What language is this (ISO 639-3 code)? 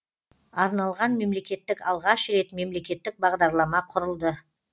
kaz